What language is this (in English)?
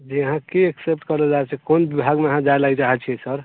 Maithili